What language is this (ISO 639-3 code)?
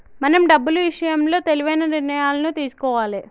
tel